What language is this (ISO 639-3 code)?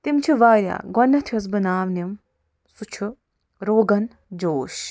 kas